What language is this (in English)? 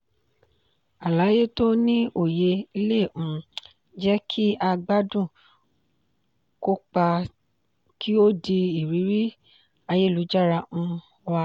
Yoruba